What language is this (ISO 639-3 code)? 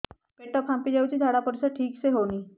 ori